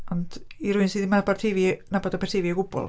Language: Welsh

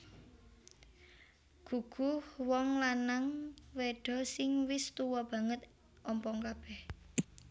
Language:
Javanese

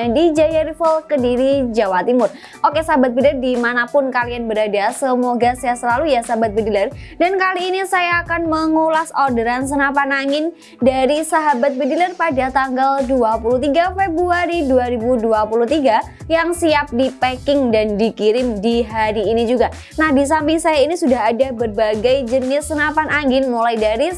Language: Indonesian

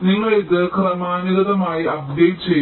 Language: Malayalam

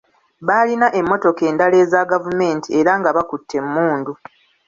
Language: Ganda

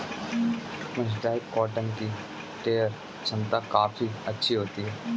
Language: Hindi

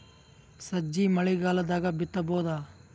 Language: Kannada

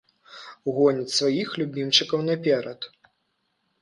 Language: Belarusian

